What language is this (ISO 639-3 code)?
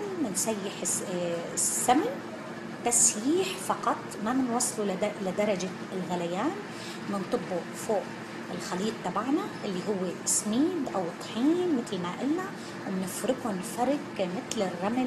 ara